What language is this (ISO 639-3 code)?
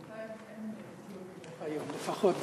heb